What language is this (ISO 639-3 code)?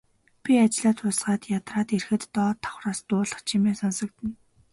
mon